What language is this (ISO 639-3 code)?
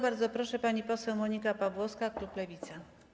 pol